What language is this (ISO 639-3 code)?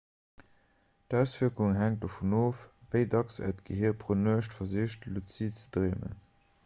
ltz